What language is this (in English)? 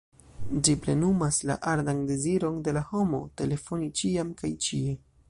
Esperanto